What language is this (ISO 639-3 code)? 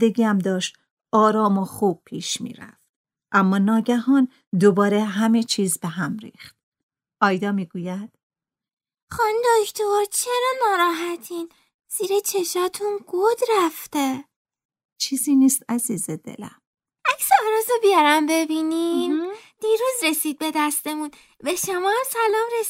fas